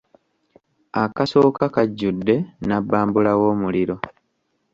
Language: Ganda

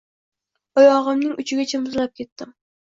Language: Uzbek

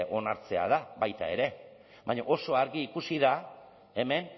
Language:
Basque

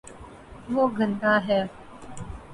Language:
Urdu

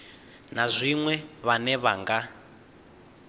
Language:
Venda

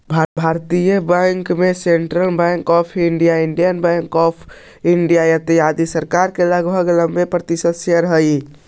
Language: Magahi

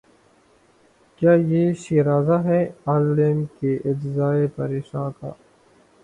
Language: Urdu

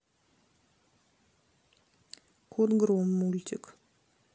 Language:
Russian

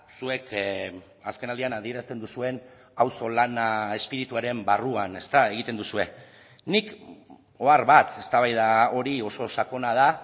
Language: Basque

